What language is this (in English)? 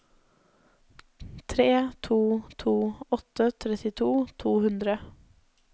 Norwegian